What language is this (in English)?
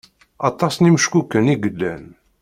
Kabyle